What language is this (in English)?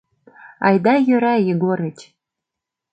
Mari